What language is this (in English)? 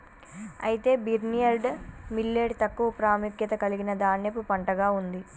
Telugu